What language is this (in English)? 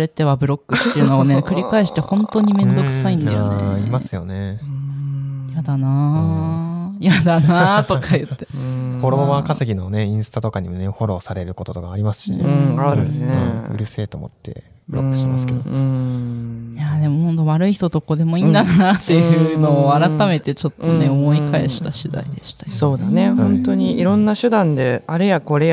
Japanese